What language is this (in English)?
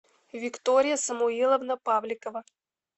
Russian